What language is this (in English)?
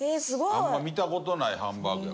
Japanese